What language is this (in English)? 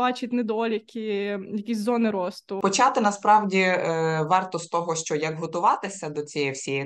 Ukrainian